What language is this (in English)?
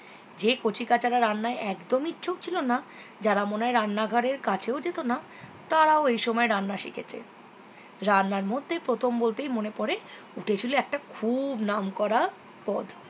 Bangla